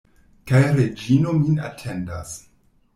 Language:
Esperanto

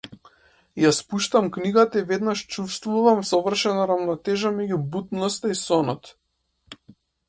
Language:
Macedonian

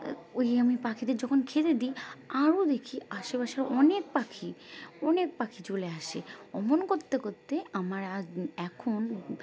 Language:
Bangla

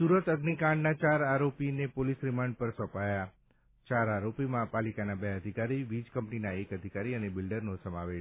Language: Gujarati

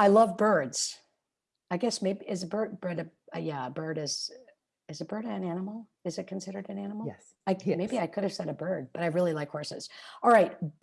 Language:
English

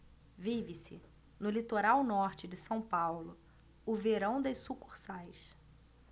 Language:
Portuguese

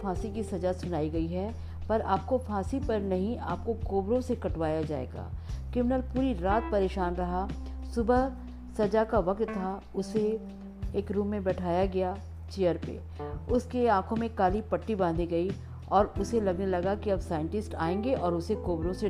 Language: Hindi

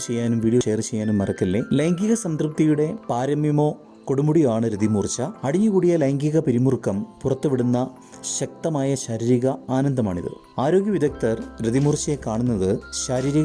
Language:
Malayalam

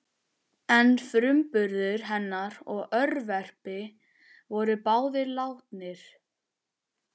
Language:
Icelandic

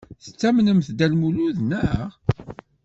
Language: Kabyle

